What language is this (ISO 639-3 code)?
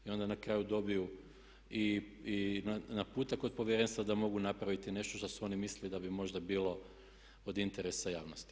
hrv